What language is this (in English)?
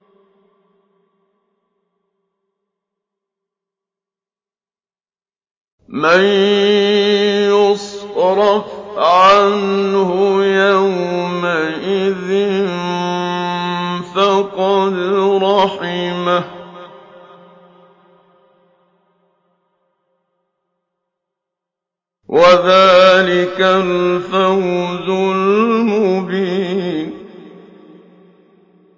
Arabic